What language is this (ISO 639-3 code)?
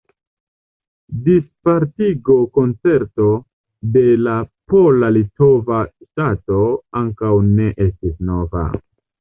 epo